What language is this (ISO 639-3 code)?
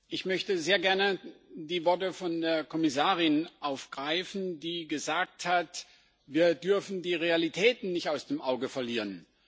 deu